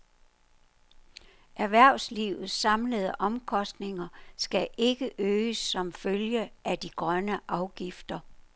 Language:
Danish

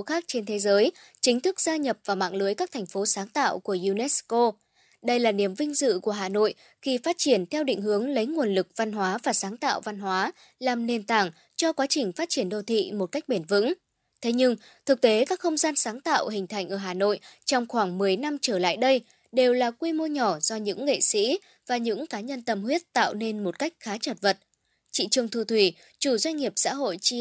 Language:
Vietnamese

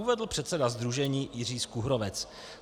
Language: Czech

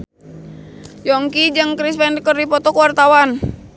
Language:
Sundanese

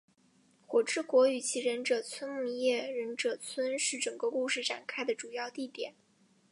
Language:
Chinese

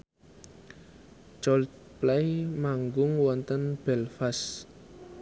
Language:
Javanese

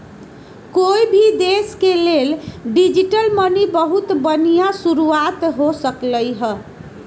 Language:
Magahi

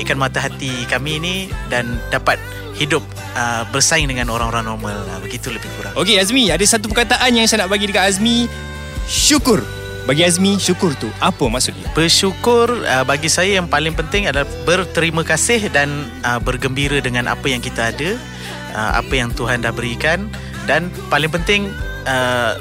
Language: Malay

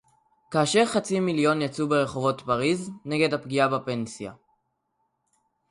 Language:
Hebrew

